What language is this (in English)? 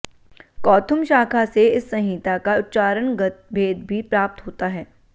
Hindi